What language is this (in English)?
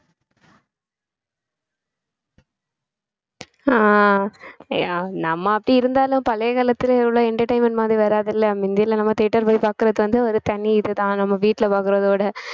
Tamil